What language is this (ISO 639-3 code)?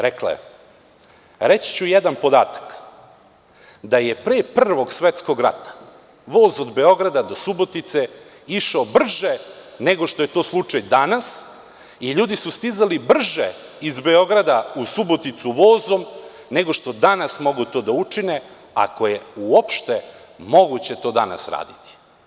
srp